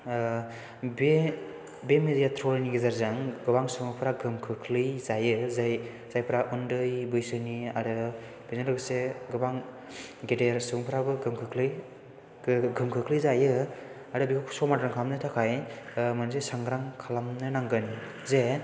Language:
Bodo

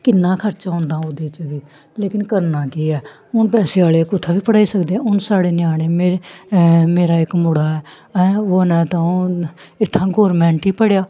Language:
Dogri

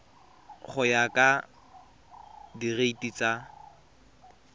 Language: Tswana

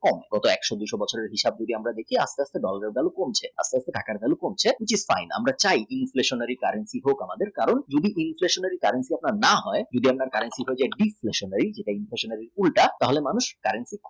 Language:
Bangla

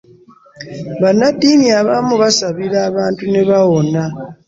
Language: Ganda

